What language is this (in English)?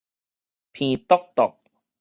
Min Nan Chinese